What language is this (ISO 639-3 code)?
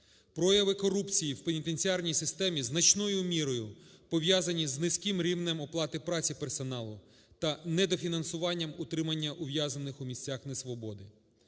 ukr